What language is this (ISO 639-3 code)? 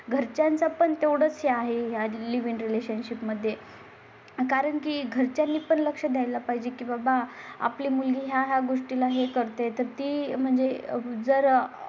mar